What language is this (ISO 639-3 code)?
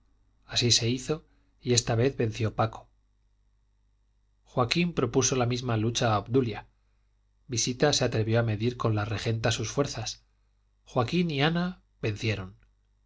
spa